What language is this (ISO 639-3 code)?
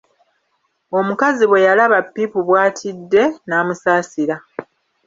lug